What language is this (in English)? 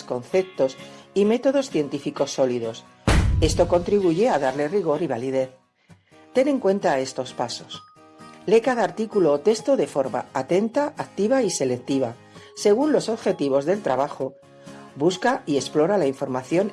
Spanish